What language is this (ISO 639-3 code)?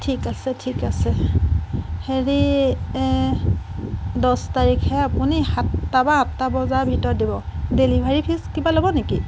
asm